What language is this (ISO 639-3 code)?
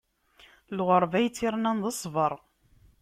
kab